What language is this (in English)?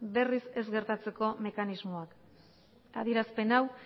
Basque